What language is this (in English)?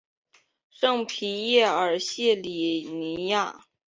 Chinese